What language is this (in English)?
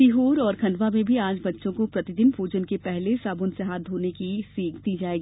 Hindi